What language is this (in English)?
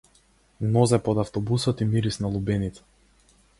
Macedonian